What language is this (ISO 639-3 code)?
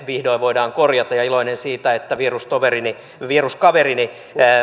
fin